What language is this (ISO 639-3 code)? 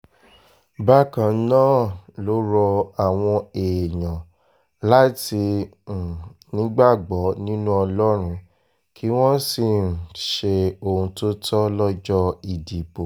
yor